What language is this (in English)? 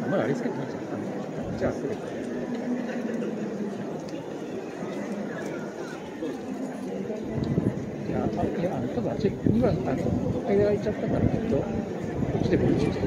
Japanese